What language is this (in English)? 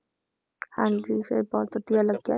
Punjabi